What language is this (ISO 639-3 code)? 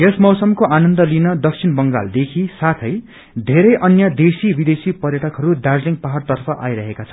nep